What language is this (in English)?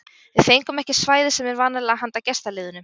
Icelandic